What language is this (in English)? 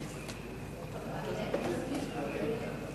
Hebrew